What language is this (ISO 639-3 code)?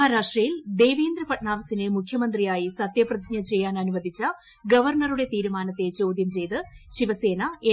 mal